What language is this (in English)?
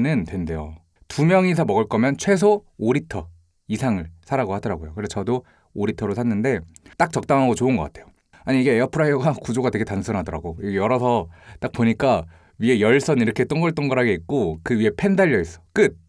Korean